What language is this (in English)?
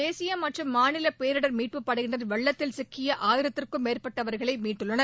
Tamil